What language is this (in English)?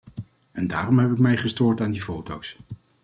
Dutch